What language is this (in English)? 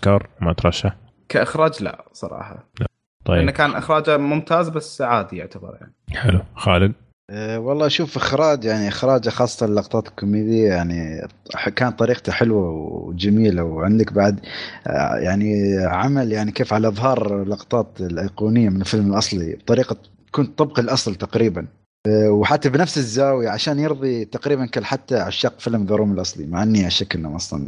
Arabic